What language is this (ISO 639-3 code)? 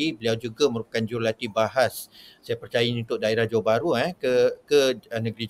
msa